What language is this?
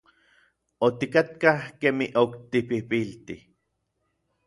Orizaba Nahuatl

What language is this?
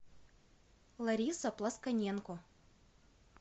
Russian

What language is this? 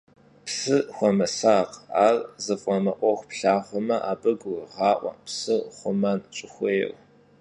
Kabardian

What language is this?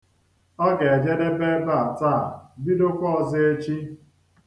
Igbo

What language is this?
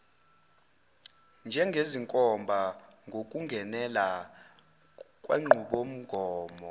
Zulu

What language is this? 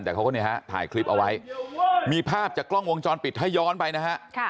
Thai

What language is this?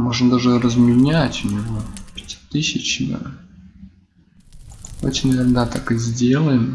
Russian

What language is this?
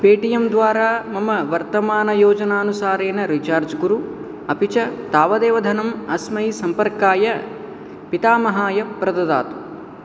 Sanskrit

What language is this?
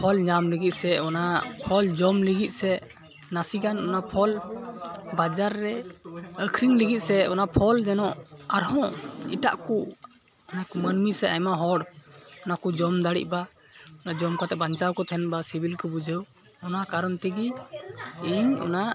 Santali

